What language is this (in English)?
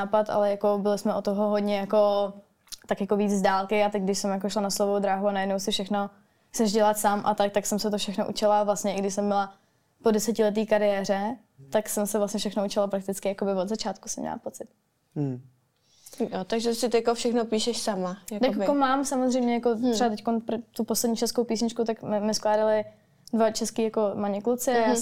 Czech